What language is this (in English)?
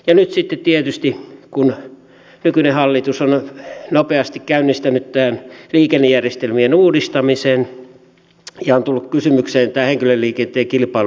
Finnish